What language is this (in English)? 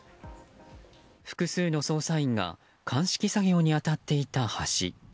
Japanese